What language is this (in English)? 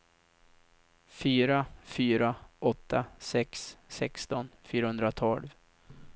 Swedish